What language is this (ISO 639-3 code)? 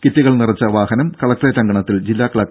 mal